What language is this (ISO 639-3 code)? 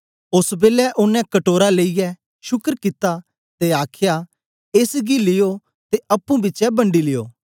doi